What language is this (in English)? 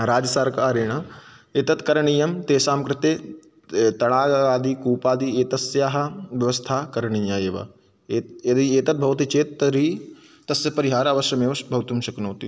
Sanskrit